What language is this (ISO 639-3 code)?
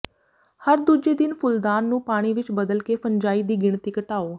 pan